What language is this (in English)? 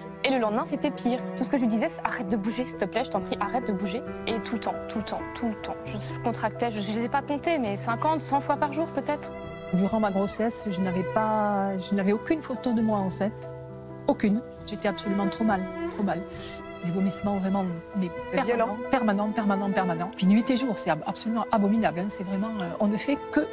French